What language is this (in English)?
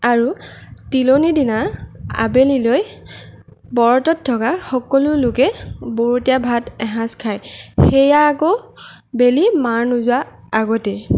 Assamese